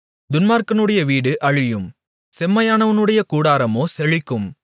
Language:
Tamil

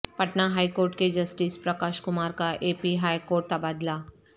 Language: Urdu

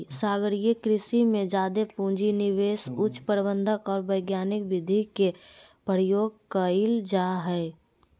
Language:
Magahi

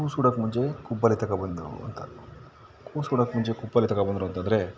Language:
Kannada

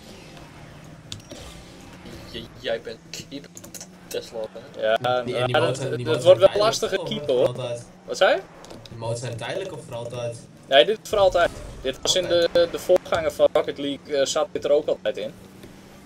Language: Dutch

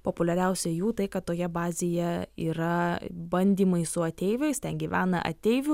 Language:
Lithuanian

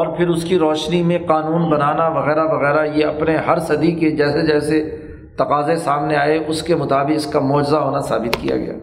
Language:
Urdu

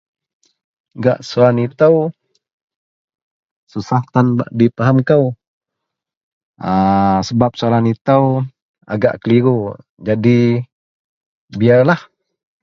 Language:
Central Melanau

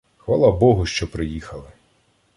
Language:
Ukrainian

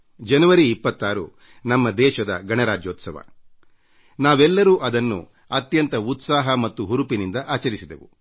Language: Kannada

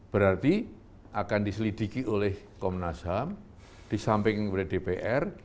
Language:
Indonesian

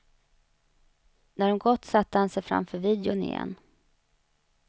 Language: Swedish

